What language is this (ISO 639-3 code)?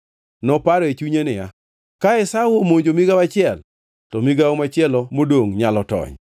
luo